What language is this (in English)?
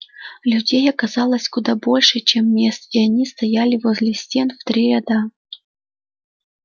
Russian